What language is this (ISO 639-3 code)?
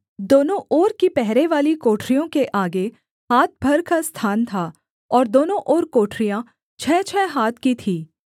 hin